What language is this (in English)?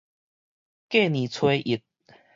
Min Nan Chinese